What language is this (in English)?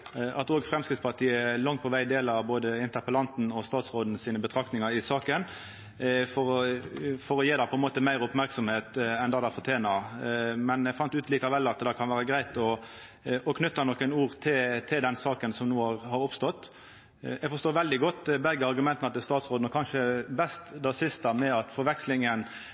Norwegian Nynorsk